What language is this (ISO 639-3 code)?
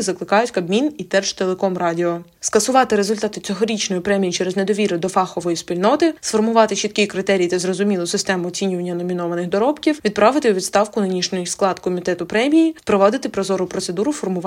ukr